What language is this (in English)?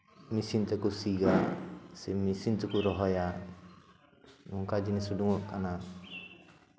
Santali